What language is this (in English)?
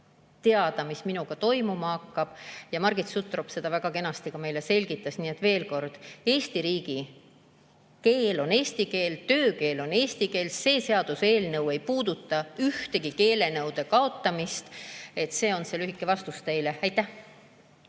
Estonian